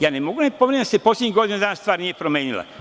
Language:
Serbian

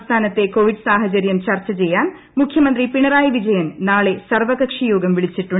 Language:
Malayalam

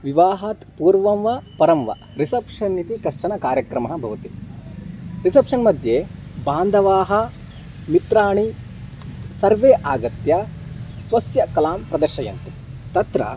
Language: Sanskrit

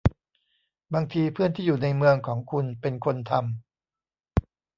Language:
Thai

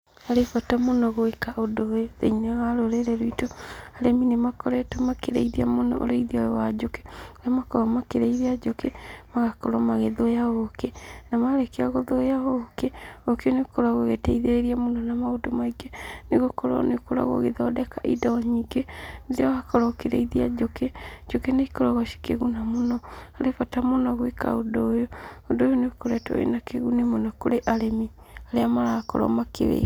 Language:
Kikuyu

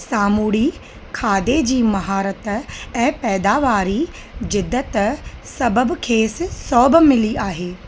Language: Sindhi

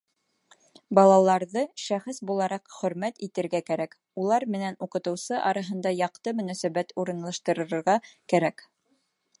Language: Bashkir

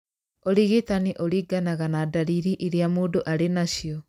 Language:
Kikuyu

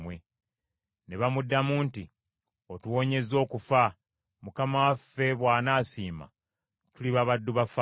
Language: Ganda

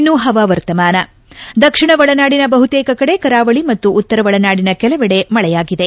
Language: Kannada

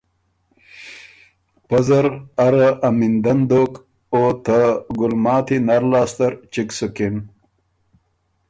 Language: Ormuri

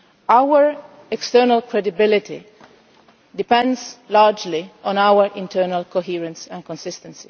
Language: English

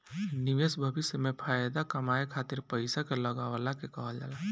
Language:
Bhojpuri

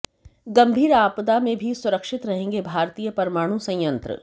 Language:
Hindi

